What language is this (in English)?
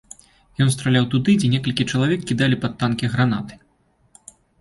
Belarusian